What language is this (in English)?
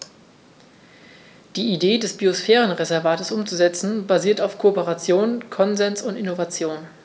German